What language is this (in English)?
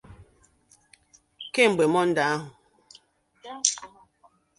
Igbo